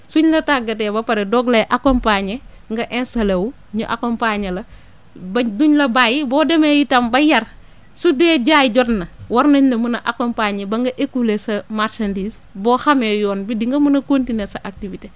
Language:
Wolof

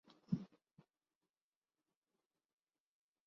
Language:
Urdu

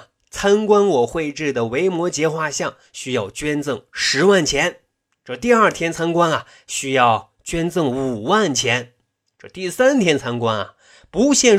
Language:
Chinese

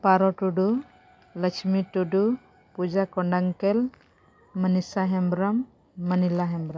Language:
Santali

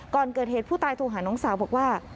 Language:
Thai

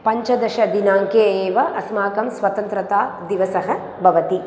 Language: Sanskrit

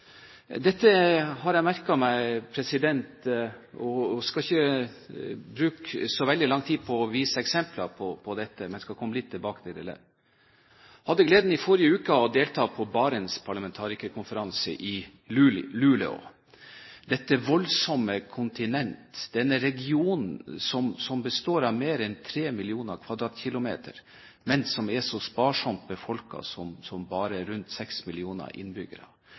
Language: Norwegian Bokmål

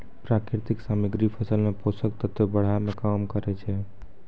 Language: Maithili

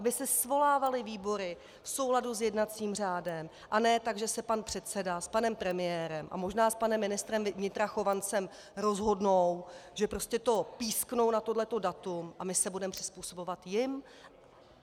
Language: Czech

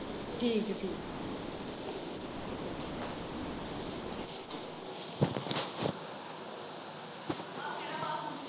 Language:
Punjabi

